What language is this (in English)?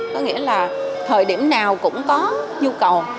Vietnamese